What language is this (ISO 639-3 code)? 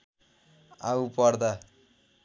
nep